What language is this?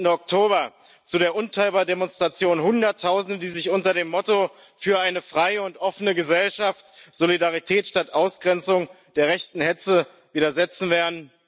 German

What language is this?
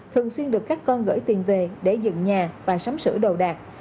Vietnamese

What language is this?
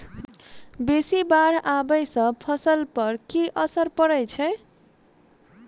Maithili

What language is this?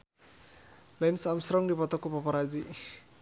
Sundanese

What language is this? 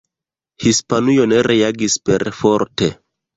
Esperanto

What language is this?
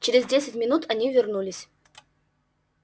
Russian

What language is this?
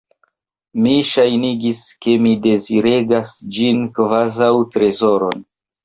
Esperanto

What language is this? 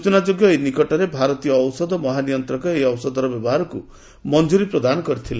Odia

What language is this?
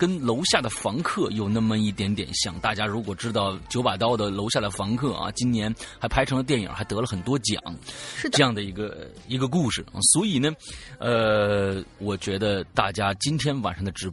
Chinese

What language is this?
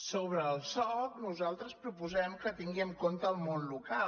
Catalan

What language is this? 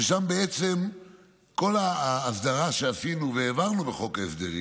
Hebrew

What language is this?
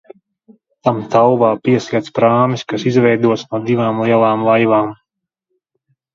Latvian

